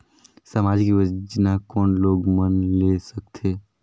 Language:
Chhattisgarhi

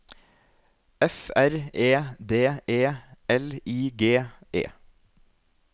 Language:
Norwegian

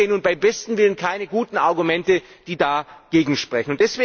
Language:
German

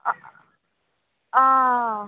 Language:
Assamese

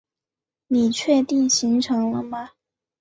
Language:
Chinese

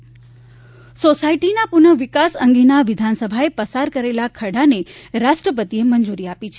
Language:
Gujarati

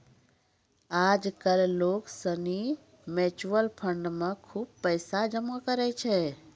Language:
Maithili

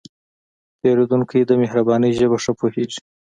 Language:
Pashto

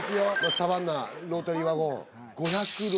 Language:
Japanese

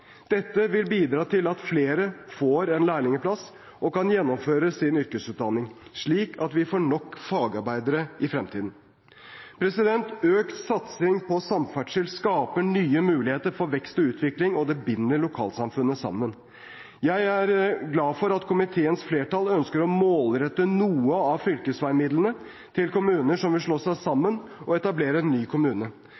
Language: Norwegian Bokmål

